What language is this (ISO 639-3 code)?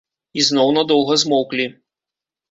bel